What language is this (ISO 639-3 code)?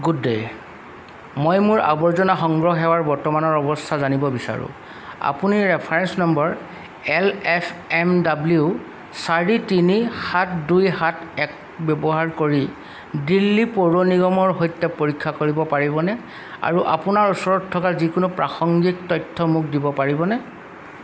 asm